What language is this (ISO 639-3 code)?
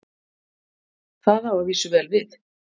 isl